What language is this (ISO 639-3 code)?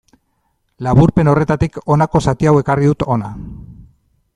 eus